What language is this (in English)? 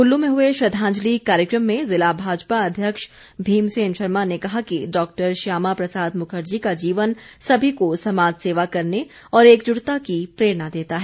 Hindi